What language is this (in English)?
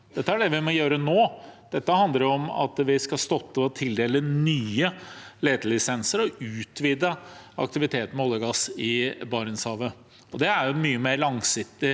Norwegian